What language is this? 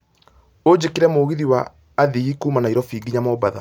Kikuyu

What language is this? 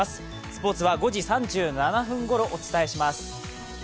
Japanese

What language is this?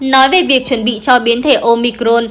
Vietnamese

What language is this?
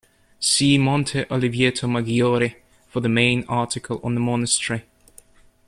English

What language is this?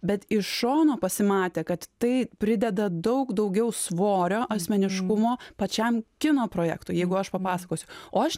Lithuanian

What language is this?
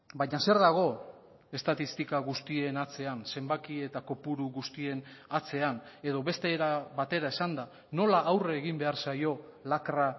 Basque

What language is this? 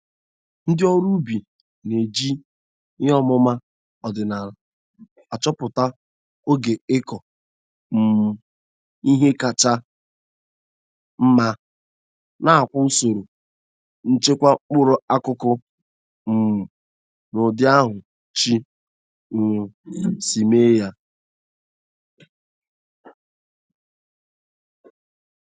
Igbo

